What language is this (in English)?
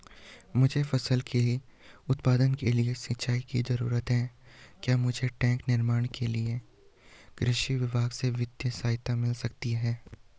Hindi